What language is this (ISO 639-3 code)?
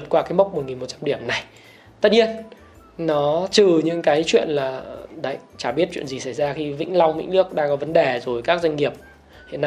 vie